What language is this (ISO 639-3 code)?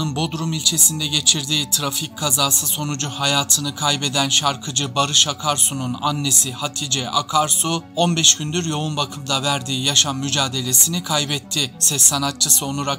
tur